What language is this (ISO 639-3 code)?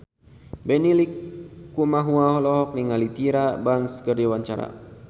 sun